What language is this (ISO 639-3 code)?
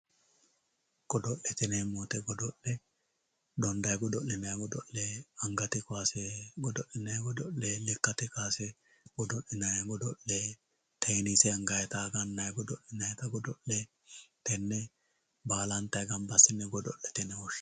sid